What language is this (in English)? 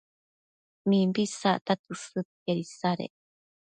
Matsés